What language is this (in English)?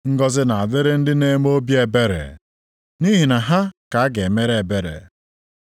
Igbo